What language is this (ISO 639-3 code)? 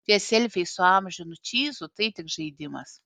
lit